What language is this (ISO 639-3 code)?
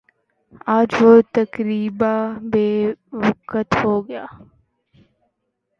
urd